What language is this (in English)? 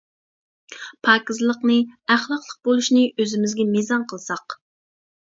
Uyghur